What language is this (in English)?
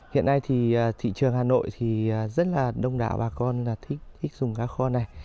Vietnamese